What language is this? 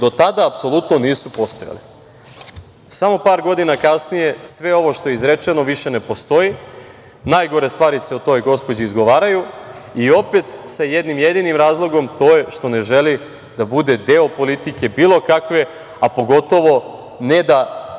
Serbian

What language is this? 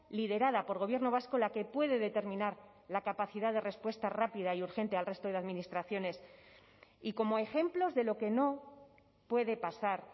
Spanish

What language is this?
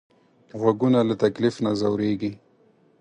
Pashto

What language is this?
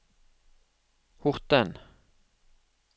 Norwegian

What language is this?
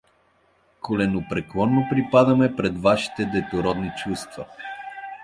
Bulgarian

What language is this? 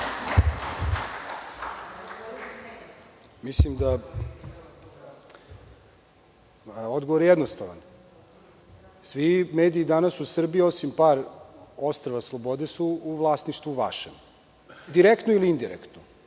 Serbian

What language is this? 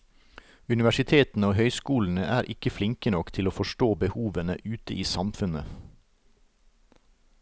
Norwegian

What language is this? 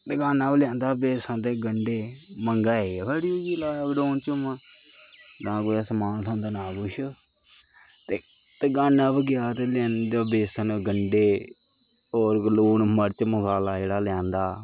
Dogri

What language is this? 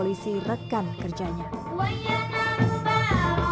Indonesian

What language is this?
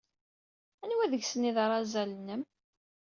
Kabyle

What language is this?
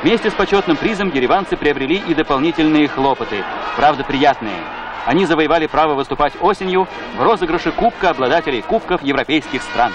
Russian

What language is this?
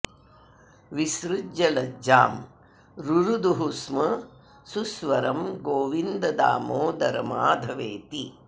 Sanskrit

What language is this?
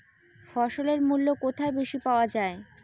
Bangla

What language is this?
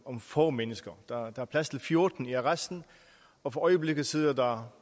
Danish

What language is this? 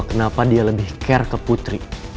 Indonesian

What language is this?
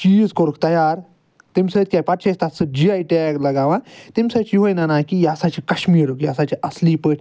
Kashmiri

